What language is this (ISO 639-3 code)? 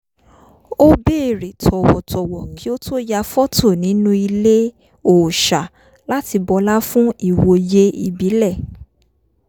yor